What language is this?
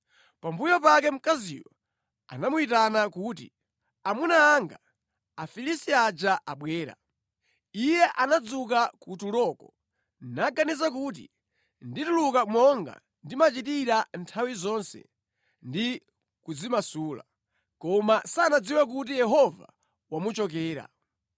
Nyanja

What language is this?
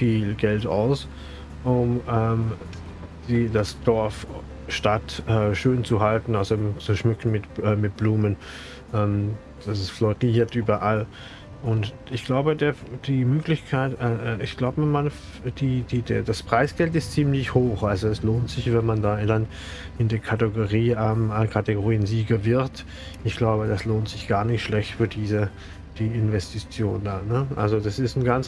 German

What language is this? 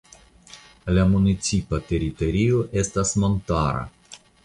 Esperanto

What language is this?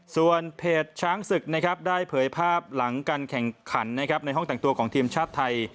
Thai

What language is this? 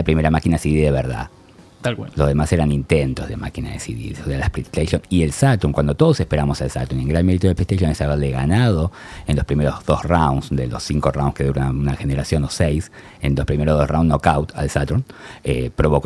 Spanish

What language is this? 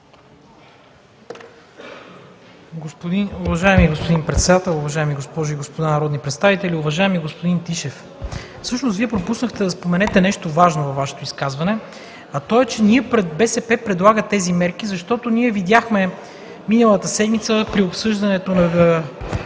Bulgarian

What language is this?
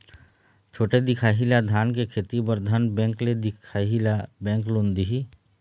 Chhattisgarhi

